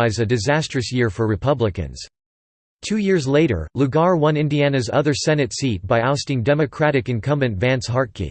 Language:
English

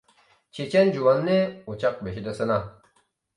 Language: Uyghur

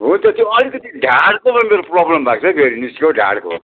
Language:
Nepali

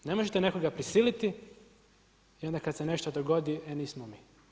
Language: Croatian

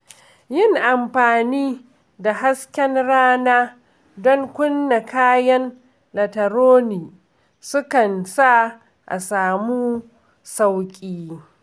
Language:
Hausa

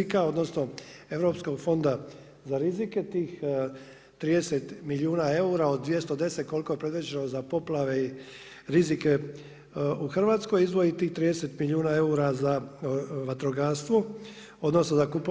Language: Croatian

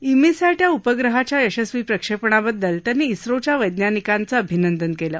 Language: Marathi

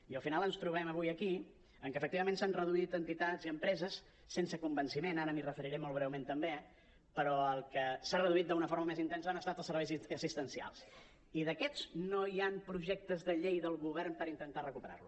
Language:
Catalan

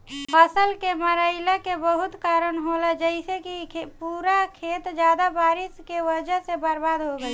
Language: Bhojpuri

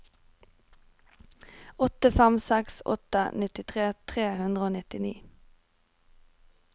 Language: Norwegian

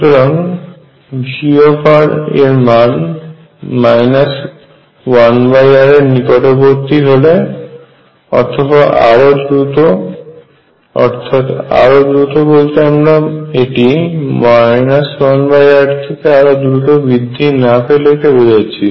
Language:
Bangla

